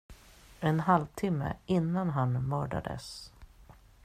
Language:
Swedish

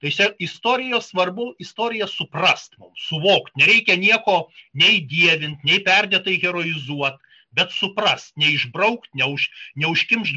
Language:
Lithuanian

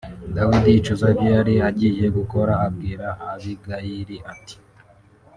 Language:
Kinyarwanda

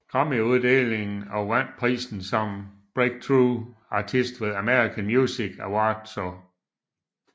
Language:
Danish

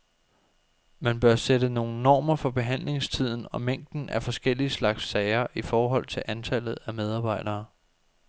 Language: Danish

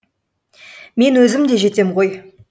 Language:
Kazakh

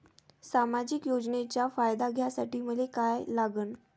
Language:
Marathi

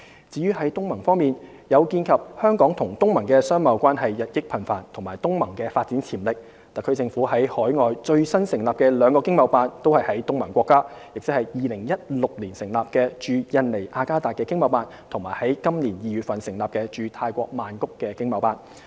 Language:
Cantonese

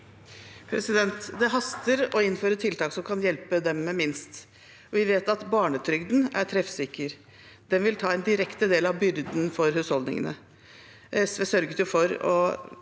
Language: Norwegian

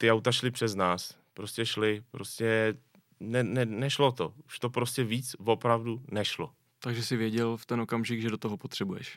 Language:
Czech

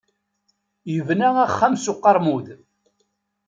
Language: Kabyle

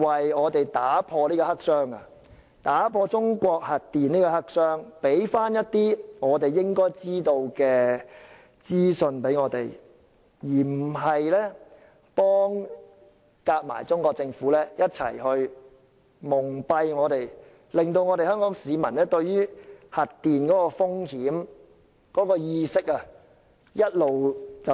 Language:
Cantonese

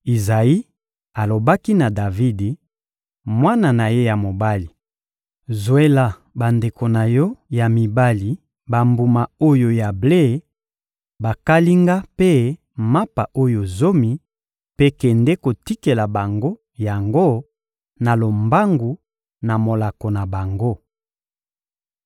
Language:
Lingala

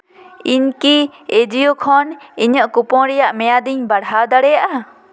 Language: Santali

